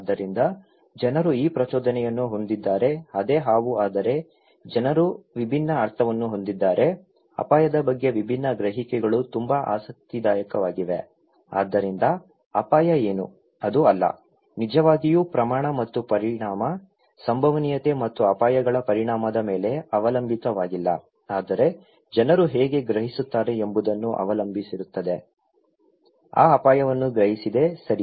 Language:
Kannada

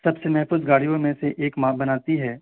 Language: Urdu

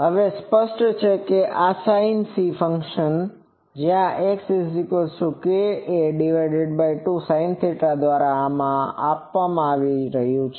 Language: Gujarati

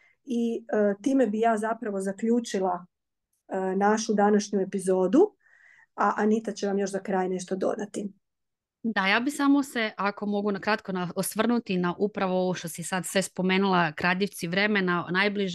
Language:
Croatian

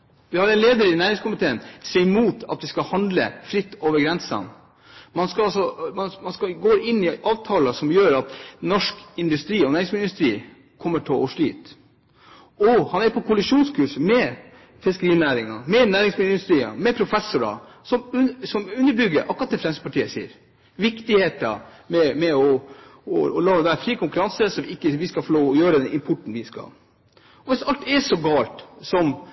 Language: Norwegian Bokmål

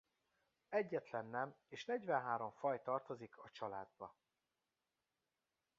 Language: Hungarian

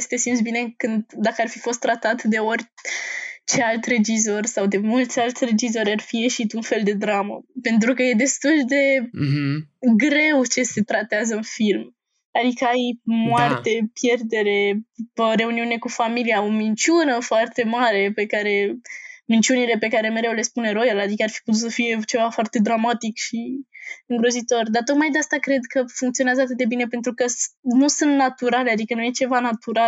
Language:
Romanian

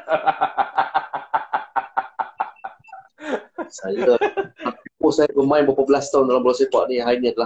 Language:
Malay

